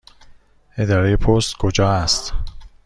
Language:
Persian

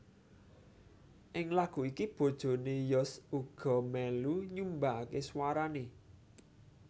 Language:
Javanese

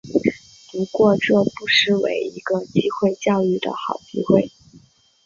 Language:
Chinese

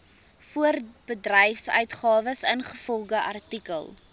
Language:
Afrikaans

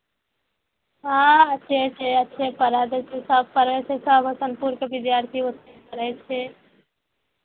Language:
Maithili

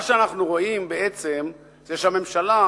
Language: Hebrew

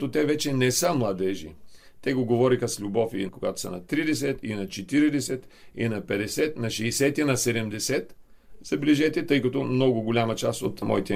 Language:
Bulgarian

